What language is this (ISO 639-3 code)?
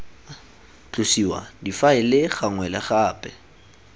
tsn